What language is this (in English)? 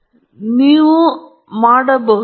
Kannada